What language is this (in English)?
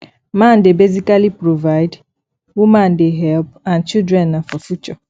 Nigerian Pidgin